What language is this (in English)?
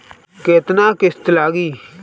Bhojpuri